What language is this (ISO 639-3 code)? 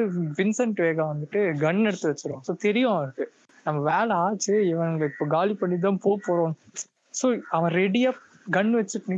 tam